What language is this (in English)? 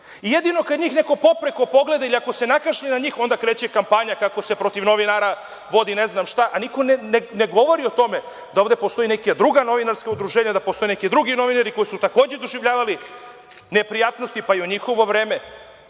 Serbian